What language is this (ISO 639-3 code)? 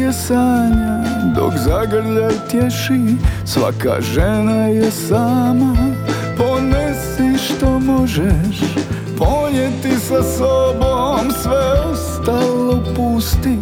hrv